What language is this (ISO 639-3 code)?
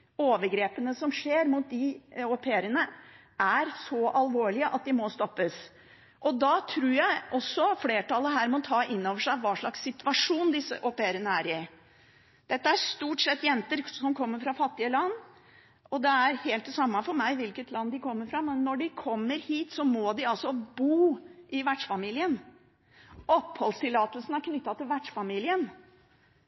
nob